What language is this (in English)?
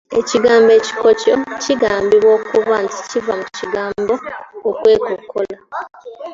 Ganda